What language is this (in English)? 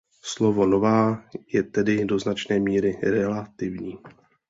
Czech